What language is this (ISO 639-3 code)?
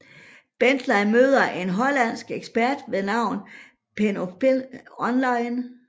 dan